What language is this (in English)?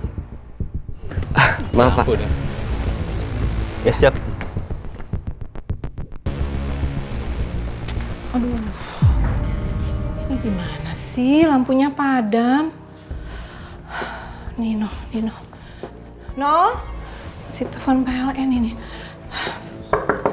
Indonesian